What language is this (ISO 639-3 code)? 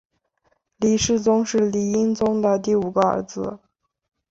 zho